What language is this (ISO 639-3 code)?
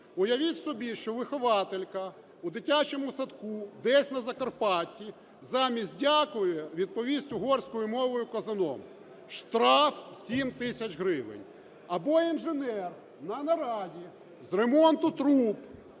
ukr